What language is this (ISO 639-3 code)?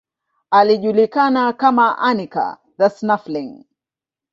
swa